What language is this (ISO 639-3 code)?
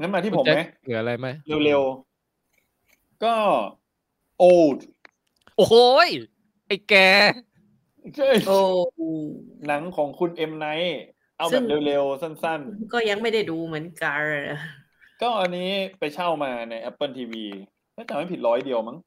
tha